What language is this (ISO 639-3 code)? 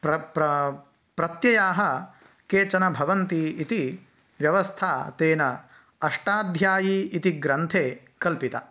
san